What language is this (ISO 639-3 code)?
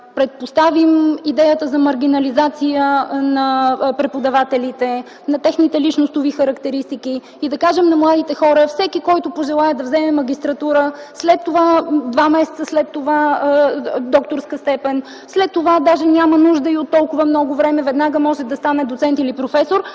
bul